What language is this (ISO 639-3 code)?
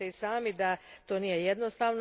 hrv